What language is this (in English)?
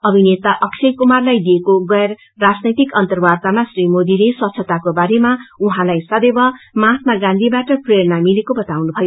Nepali